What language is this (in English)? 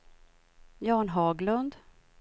Swedish